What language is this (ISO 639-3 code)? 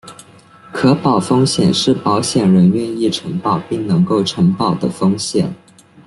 zho